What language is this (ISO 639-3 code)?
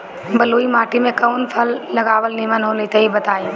bho